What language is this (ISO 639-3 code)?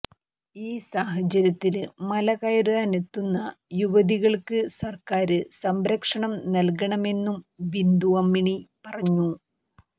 mal